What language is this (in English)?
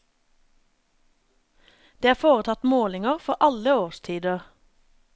Norwegian